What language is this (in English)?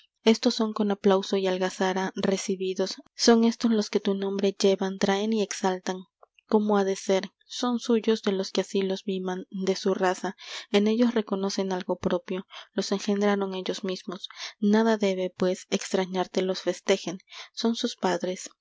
Spanish